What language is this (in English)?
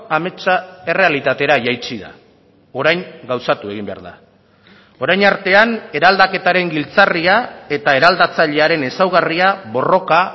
Basque